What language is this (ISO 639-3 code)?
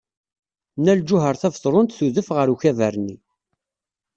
kab